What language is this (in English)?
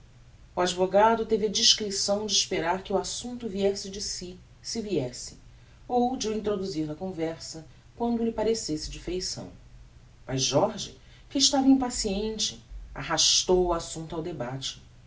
Portuguese